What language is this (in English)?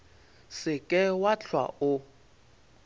Northern Sotho